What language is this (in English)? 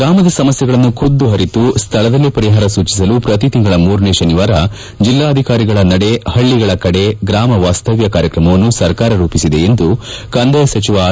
Kannada